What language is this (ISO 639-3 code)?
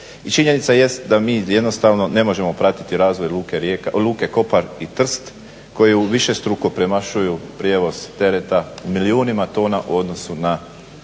hrv